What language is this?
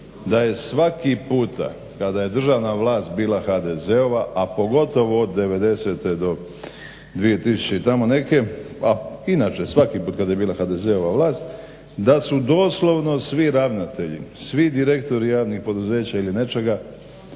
Croatian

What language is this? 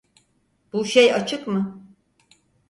Turkish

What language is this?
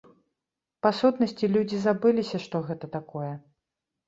Belarusian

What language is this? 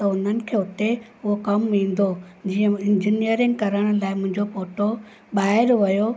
Sindhi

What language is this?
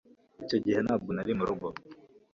Kinyarwanda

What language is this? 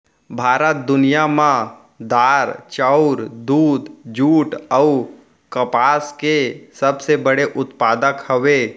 Chhattisgarhi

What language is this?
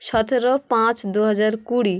Bangla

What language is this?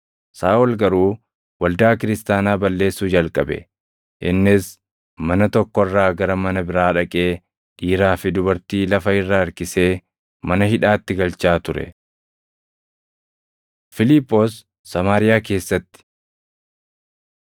Oromo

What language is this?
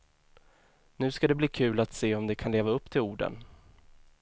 Swedish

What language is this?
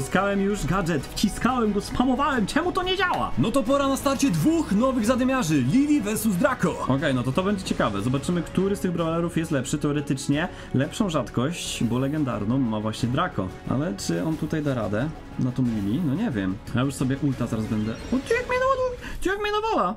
Polish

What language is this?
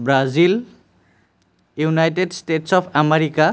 Assamese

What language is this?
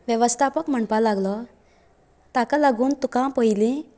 Konkani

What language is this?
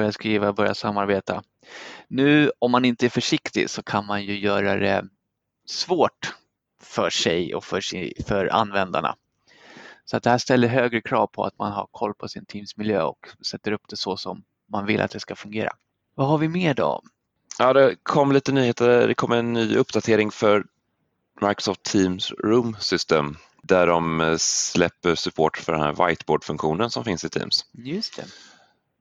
Swedish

